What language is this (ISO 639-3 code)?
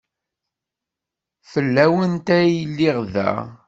kab